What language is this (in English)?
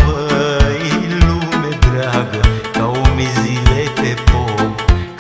Romanian